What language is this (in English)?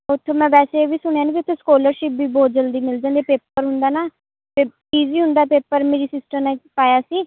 Punjabi